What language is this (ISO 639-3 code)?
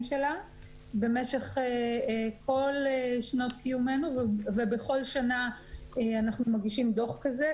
heb